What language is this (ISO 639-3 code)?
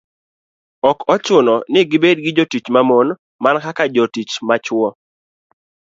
luo